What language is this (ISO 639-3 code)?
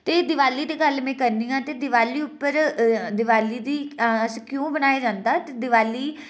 doi